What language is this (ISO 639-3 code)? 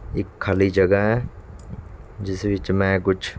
pan